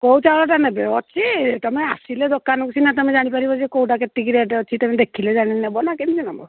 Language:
Odia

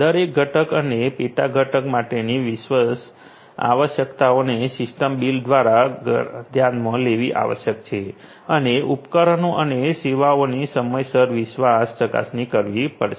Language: Gujarati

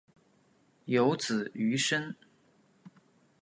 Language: Chinese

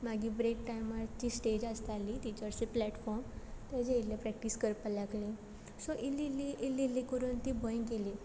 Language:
Konkani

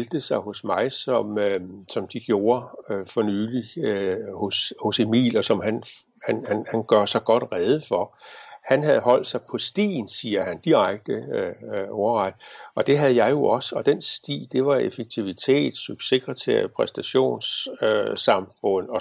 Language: Danish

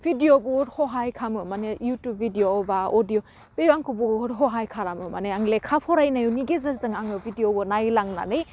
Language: Bodo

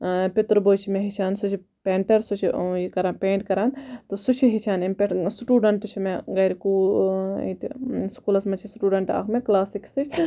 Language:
Kashmiri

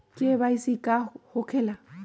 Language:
Magahi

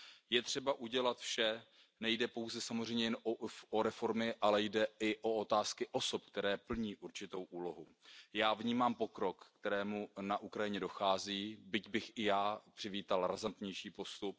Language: Czech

